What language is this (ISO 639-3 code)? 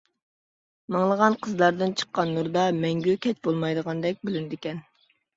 uig